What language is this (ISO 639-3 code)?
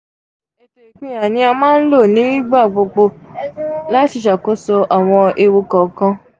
yor